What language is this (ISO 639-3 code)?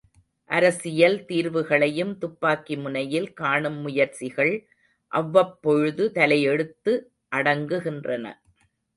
tam